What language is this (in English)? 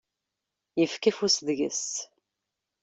Kabyle